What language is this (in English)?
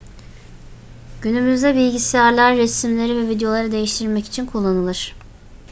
Turkish